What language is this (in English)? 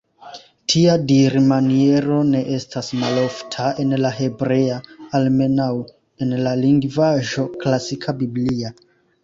Esperanto